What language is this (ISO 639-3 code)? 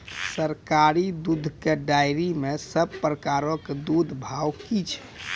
mai